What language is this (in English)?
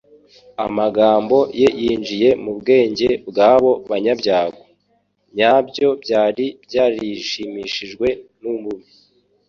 Kinyarwanda